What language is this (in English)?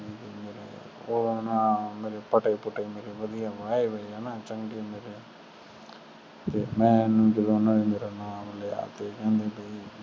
Punjabi